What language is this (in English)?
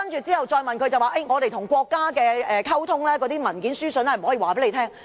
Cantonese